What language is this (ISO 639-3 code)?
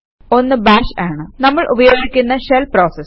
mal